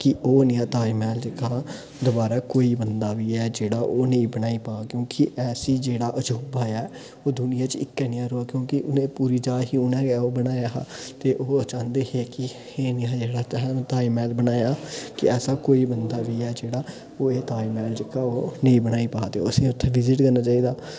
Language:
Dogri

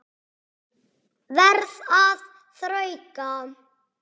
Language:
Icelandic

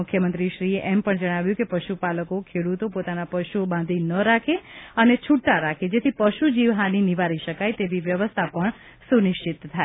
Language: Gujarati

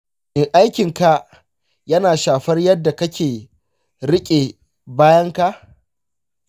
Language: Hausa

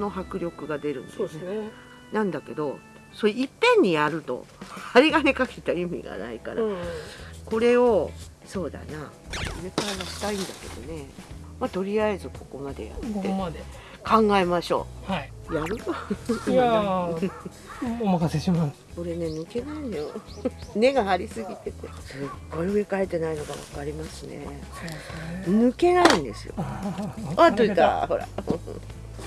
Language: Japanese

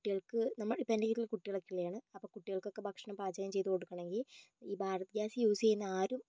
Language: Malayalam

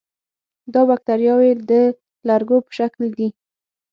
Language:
Pashto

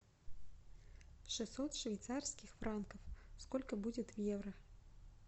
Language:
Russian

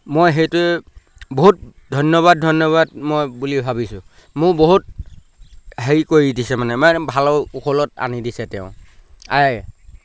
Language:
Assamese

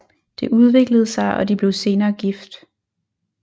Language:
Danish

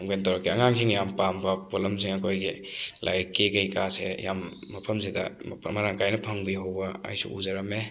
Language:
Manipuri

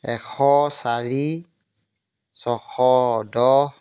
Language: Assamese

